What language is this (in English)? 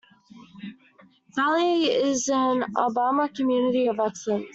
English